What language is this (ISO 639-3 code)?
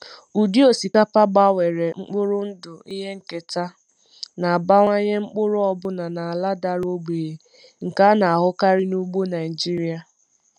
ibo